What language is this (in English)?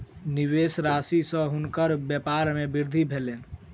Maithili